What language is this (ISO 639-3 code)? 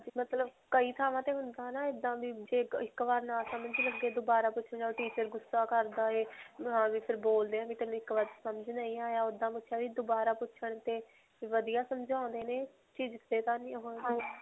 pan